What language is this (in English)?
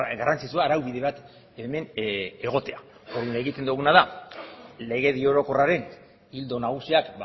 Basque